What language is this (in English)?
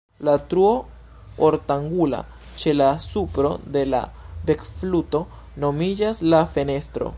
Esperanto